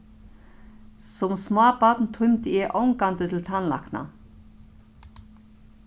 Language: Faroese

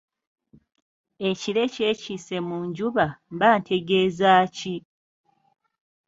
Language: Ganda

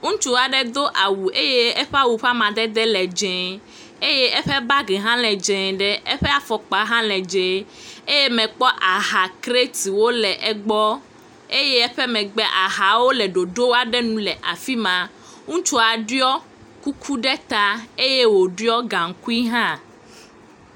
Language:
Ewe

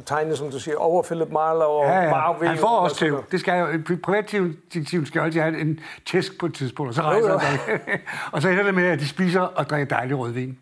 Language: Danish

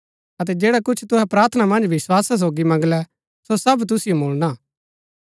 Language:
Gaddi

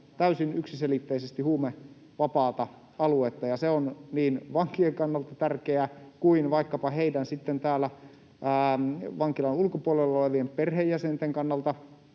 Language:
Finnish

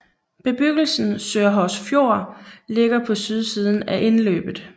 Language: Danish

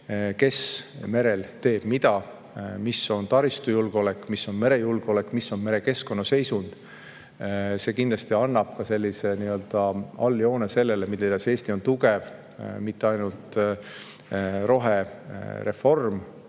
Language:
Estonian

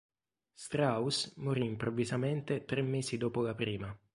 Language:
Italian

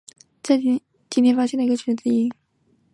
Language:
Chinese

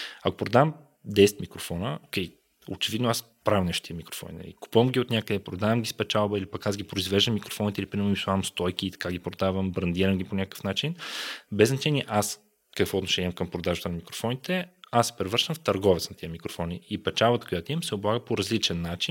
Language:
Bulgarian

